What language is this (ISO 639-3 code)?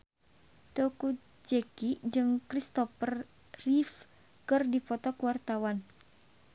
sun